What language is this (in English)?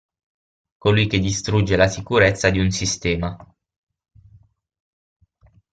Italian